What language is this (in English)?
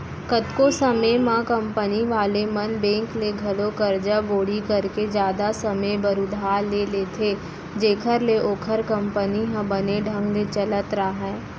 Chhattisgarhi